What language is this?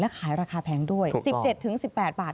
Thai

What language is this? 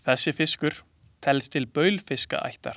Icelandic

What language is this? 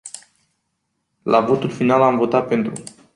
Romanian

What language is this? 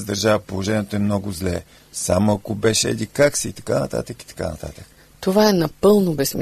Bulgarian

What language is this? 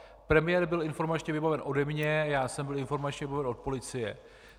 Czech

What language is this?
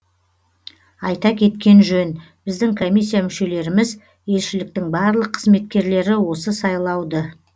Kazakh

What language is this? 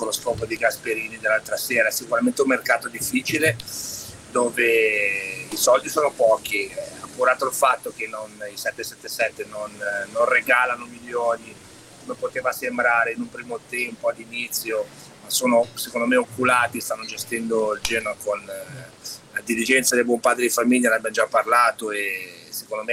Italian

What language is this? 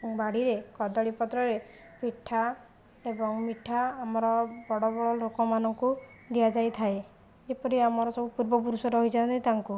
Odia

